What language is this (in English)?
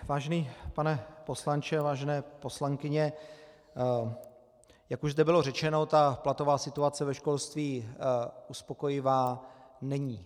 Czech